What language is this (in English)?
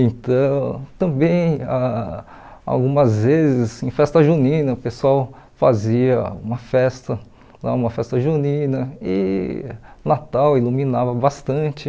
Portuguese